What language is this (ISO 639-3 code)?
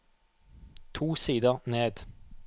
nor